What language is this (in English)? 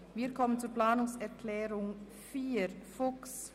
Swiss German